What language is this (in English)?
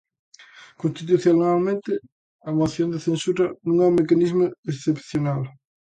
Galician